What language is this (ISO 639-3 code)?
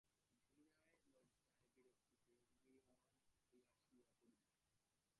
ben